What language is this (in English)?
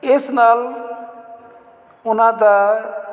Punjabi